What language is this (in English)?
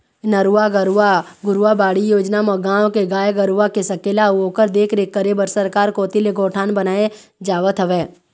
Chhattisgarhi